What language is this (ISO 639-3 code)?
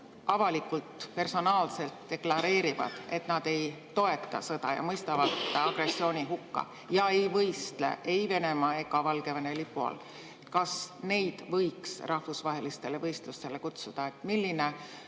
est